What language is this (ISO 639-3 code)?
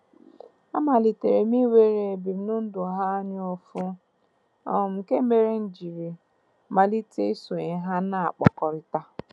ibo